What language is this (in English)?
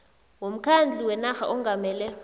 South Ndebele